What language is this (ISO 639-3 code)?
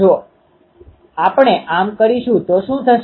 guj